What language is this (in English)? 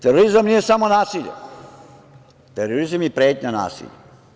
Serbian